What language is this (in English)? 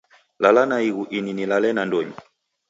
Taita